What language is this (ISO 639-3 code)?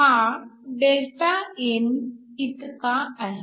mar